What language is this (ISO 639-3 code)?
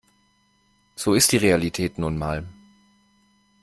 deu